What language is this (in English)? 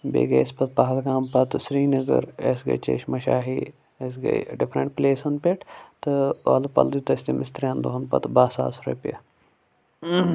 Kashmiri